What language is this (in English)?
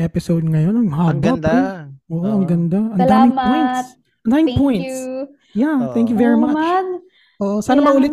Filipino